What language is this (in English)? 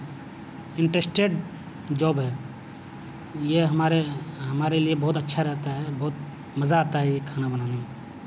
Urdu